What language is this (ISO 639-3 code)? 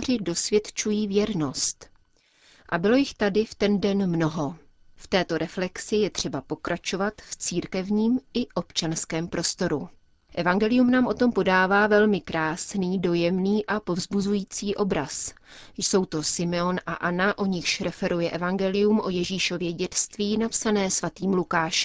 ces